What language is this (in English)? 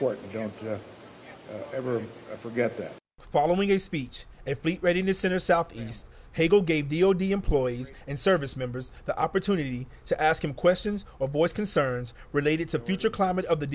English